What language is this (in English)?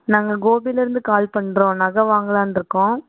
Tamil